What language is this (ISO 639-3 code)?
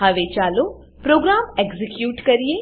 guj